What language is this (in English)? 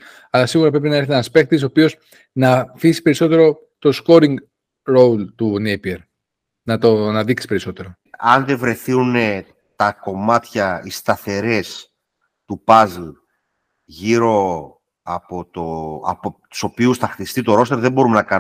Greek